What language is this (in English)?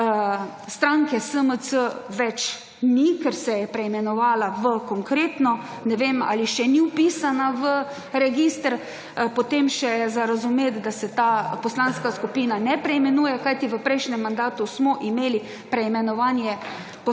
Slovenian